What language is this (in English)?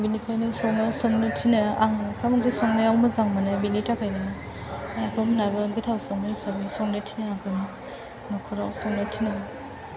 Bodo